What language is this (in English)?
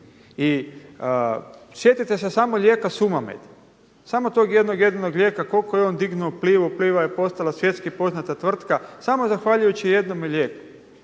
Croatian